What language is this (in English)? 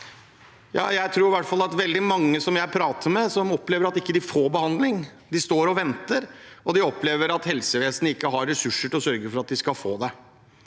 Norwegian